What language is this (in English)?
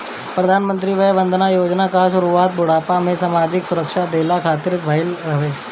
Bhojpuri